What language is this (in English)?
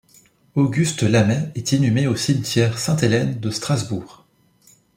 French